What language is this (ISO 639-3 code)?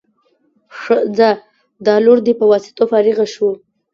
pus